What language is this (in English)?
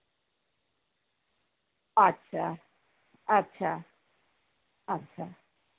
Santali